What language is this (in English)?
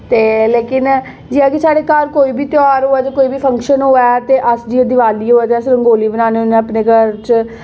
Dogri